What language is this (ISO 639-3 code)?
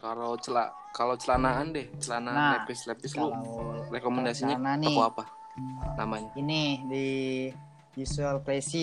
ind